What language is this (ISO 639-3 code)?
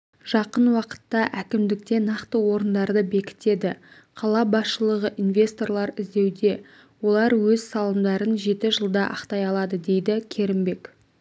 kaz